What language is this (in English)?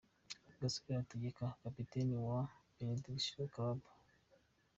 Kinyarwanda